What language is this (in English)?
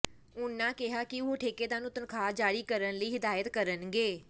Punjabi